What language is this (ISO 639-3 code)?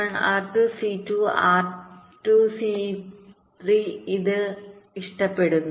mal